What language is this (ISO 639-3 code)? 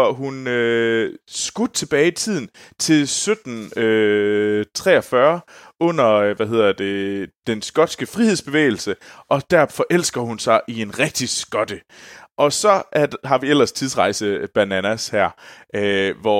dan